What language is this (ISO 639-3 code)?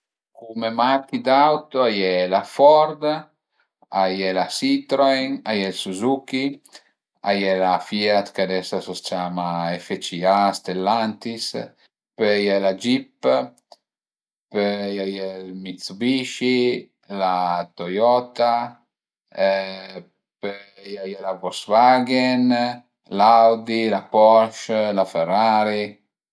pms